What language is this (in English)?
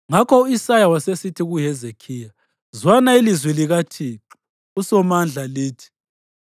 North Ndebele